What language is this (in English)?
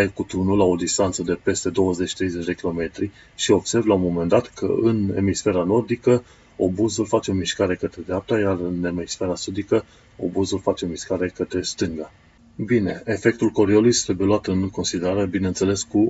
Romanian